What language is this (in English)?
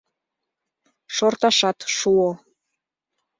Mari